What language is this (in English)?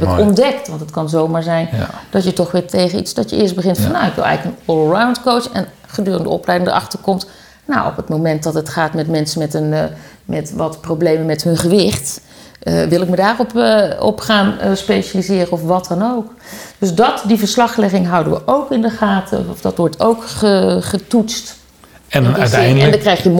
Dutch